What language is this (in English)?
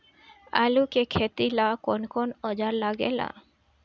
Bhojpuri